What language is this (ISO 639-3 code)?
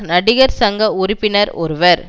tam